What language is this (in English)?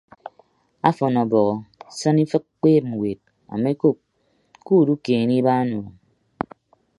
Ibibio